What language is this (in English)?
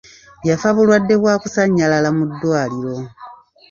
Ganda